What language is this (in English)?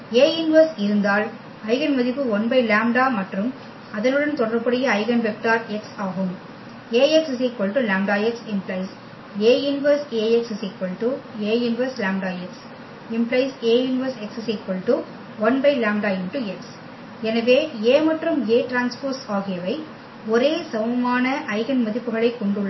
Tamil